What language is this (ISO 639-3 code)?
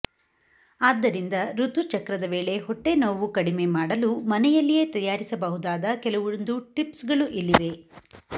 kan